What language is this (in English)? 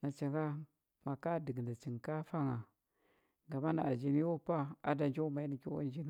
Huba